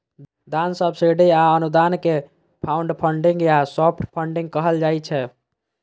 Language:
Maithili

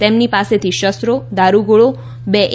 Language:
Gujarati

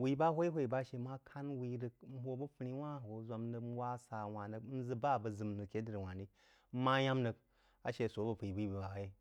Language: Jiba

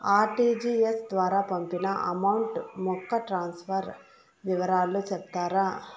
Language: Telugu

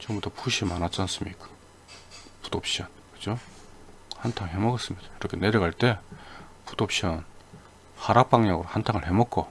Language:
Korean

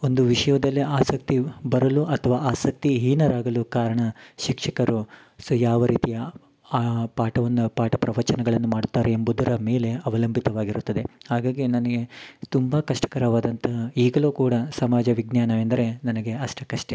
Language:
Kannada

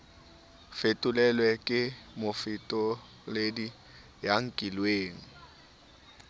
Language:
Southern Sotho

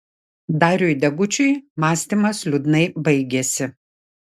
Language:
Lithuanian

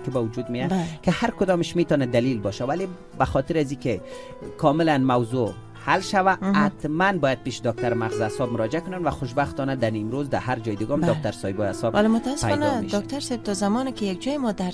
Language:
Persian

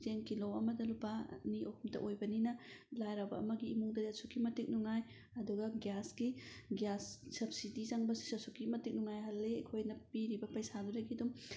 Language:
Manipuri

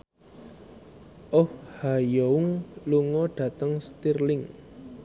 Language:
Javanese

